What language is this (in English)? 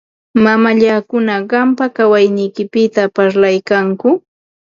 Ambo-Pasco Quechua